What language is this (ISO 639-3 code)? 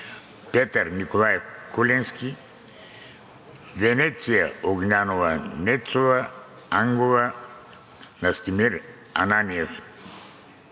bul